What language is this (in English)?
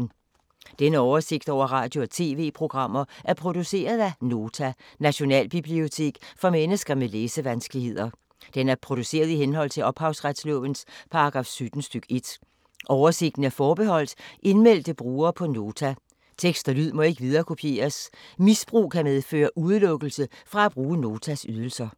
Danish